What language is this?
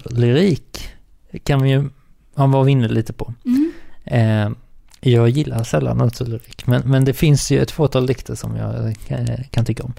Swedish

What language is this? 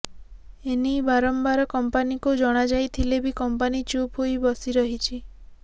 Odia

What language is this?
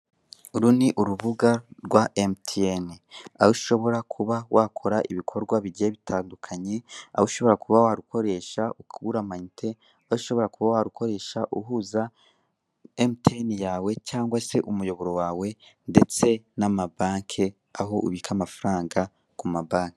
Kinyarwanda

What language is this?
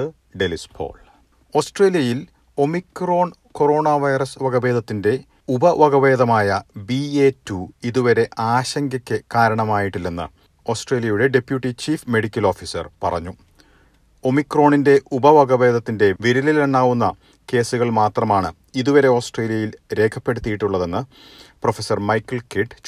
Malayalam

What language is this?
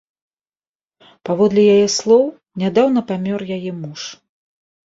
Belarusian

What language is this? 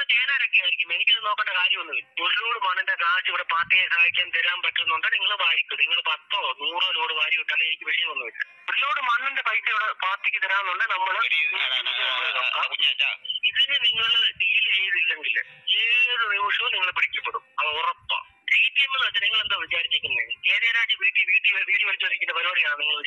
Arabic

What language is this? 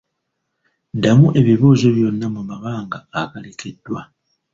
Ganda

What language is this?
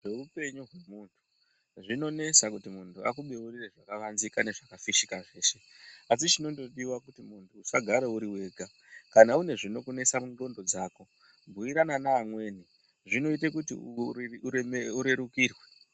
Ndau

